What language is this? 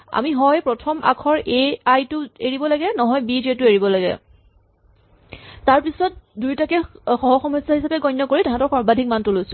Assamese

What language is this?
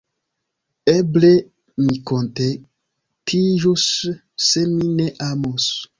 Esperanto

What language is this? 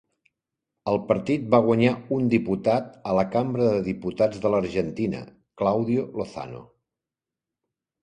Catalan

